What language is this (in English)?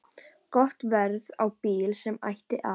Icelandic